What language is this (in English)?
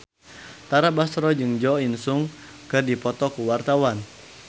Sundanese